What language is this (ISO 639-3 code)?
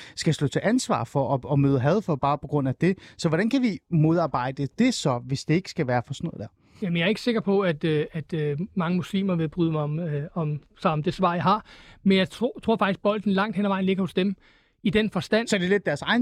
dan